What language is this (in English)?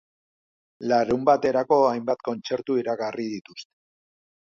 Basque